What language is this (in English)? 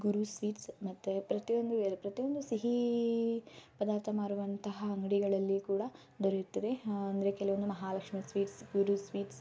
Kannada